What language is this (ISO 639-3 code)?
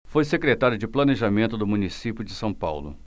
por